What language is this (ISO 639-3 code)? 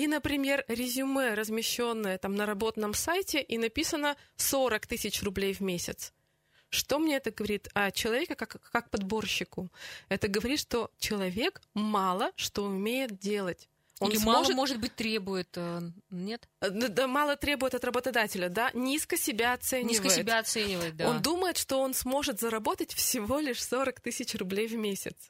rus